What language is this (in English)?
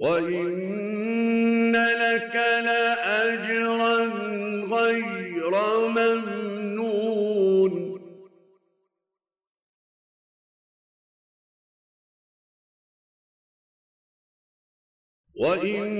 Arabic